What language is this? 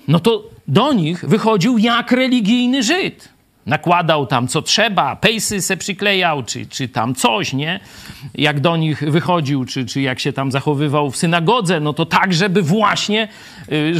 Polish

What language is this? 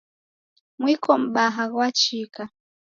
Taita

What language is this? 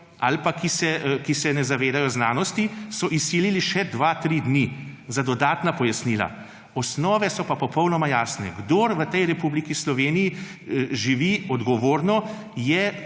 Slovenian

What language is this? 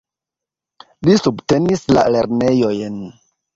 Esperanto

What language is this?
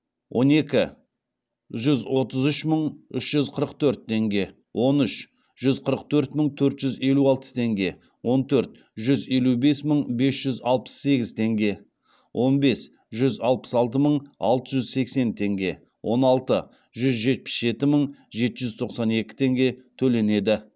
Kazakh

